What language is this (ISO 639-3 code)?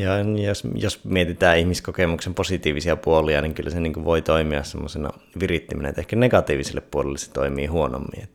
fin